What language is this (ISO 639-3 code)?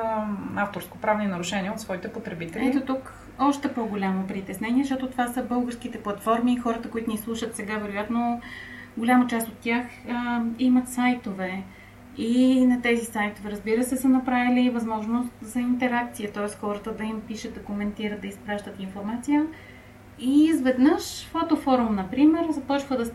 bul